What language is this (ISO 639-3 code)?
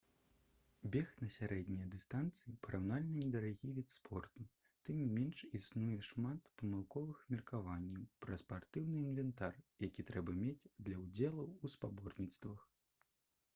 bel